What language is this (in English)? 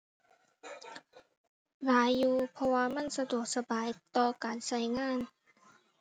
Thai